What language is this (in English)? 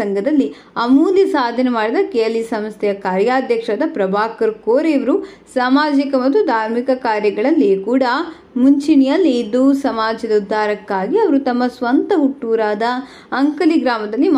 Romanian